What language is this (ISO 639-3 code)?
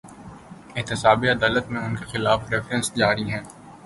urd